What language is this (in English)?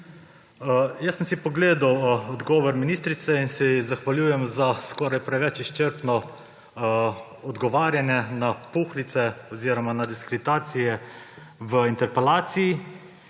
Slovenian